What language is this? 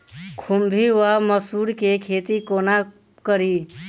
Maithili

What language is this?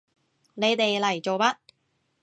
Cantonese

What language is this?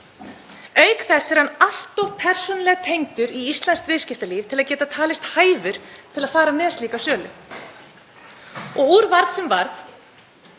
Icelandic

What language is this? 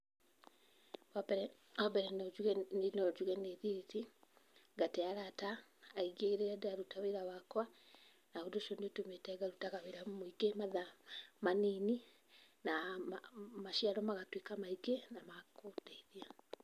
Kikuyu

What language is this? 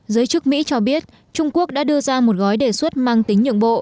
Vietnamese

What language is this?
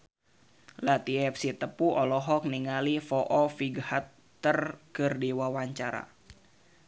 Sundanese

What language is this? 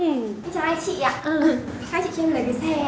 Vietnamese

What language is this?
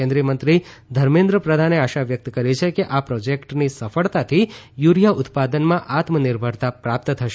Gujarati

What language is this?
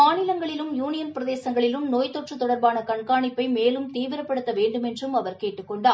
Tamil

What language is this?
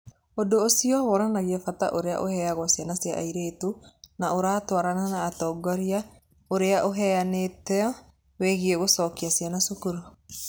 Kikuyu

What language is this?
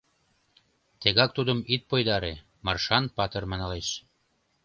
Mari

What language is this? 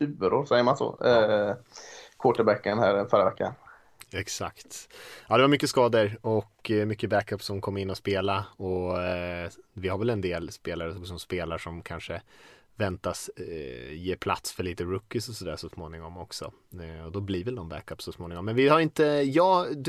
Swedish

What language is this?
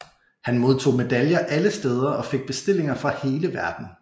Danish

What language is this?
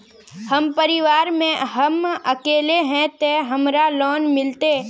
Magahi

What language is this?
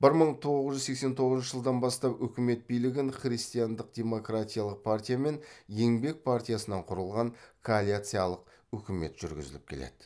Kazakh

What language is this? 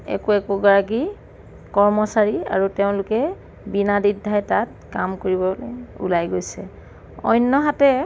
Assamese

